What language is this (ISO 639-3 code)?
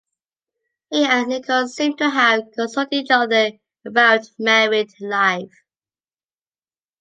eng